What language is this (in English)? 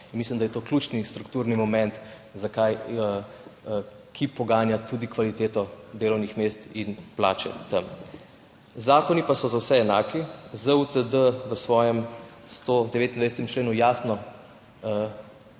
Slovenian